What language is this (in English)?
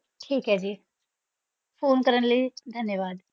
Punjabi